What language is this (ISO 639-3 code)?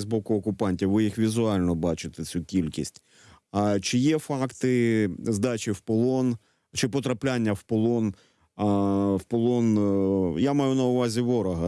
ukr